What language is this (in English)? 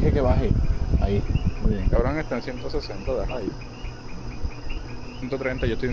Spanish